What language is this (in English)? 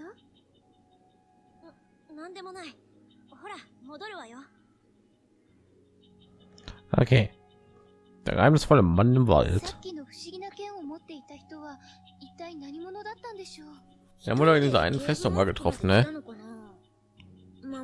German